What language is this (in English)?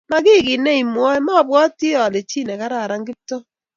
Kalenjin